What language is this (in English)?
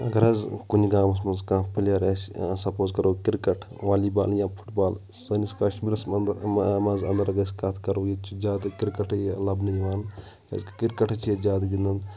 Kashmiri